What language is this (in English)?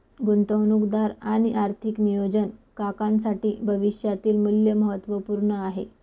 Marathi